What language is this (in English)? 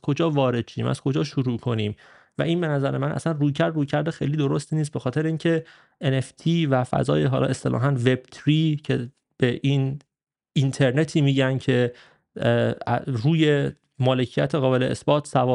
Persian